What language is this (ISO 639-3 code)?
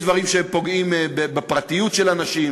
heb